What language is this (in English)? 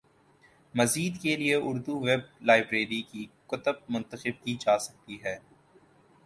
Urdu